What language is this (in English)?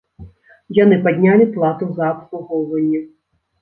Belarusian